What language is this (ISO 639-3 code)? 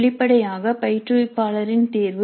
tam